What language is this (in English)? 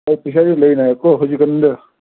Manipuri